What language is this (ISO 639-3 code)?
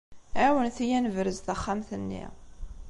kab